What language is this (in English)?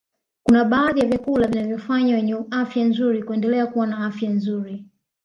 Swahili